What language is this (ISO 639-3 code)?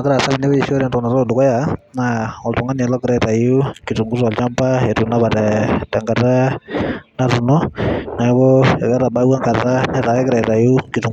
mas